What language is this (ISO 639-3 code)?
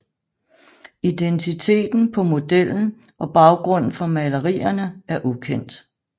dan